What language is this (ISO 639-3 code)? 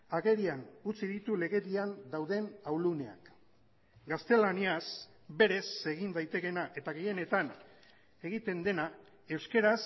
eus